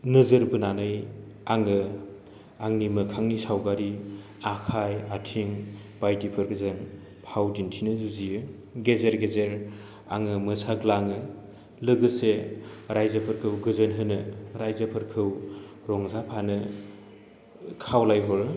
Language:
Bodo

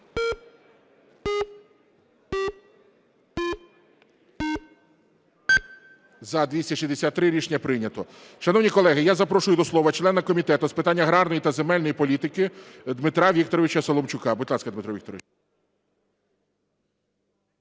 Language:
Ukrainian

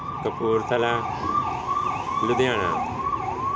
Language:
Punjabi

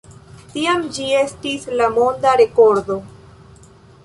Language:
Esperanto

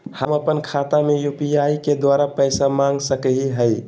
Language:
Magahi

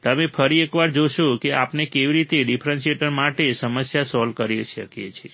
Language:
Gujarati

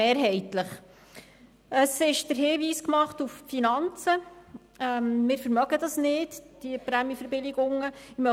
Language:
Swiss German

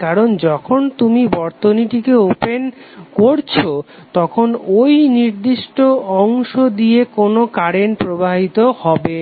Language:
Bangla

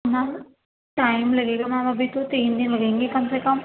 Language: Urdu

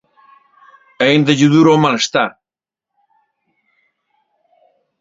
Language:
Galician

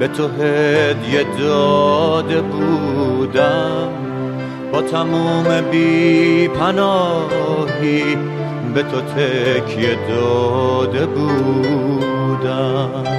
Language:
Persian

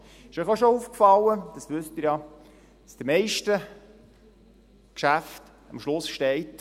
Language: Swiss German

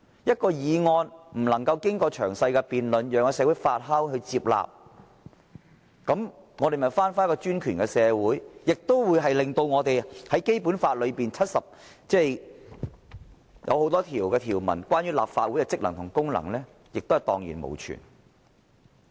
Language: Cantonese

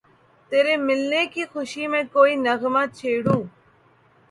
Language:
Urdu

